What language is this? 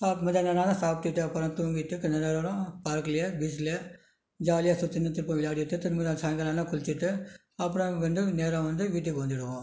Tamil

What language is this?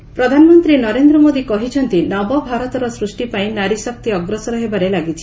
Odia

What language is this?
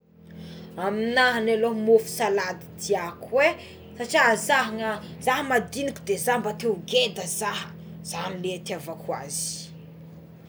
Tsimihety Malagasy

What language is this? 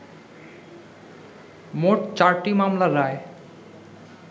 Bangla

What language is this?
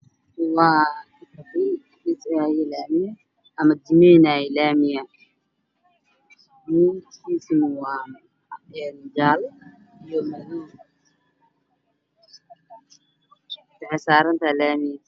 Somali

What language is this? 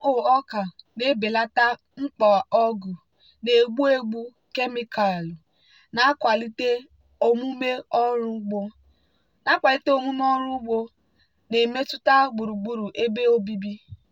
Igbo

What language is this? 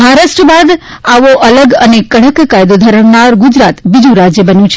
Gujarati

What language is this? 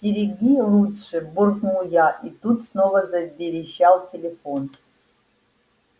Russian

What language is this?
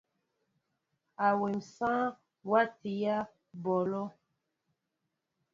Mbo (Cameroon)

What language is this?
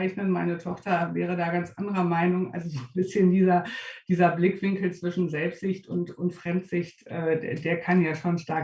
German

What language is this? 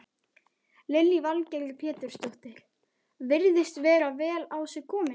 Icelandic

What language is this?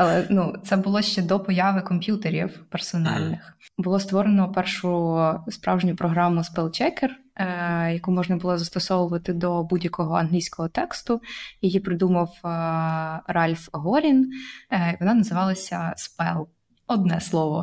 Ukrainian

